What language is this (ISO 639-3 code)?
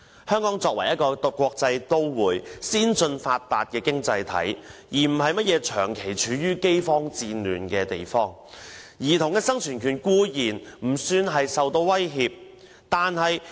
yue